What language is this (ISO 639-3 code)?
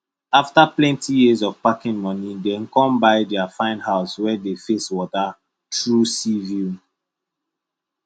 pcm